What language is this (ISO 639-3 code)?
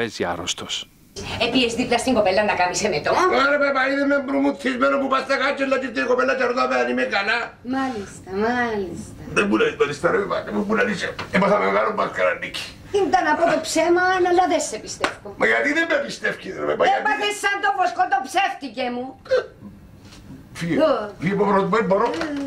ell